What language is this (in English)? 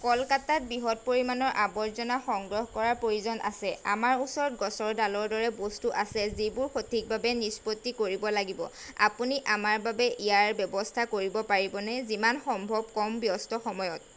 Assamese